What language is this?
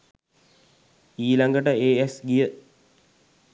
Sinhala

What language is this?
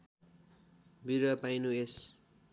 Nepali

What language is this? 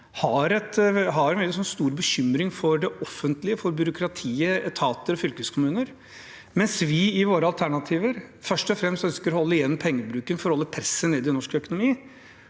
Norwegian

